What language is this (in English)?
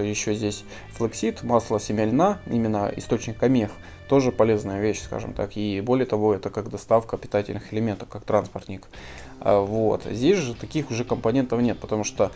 Russian